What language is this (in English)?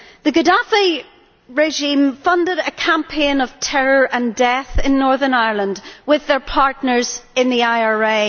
English